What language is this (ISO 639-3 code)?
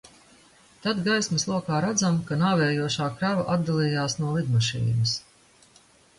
lav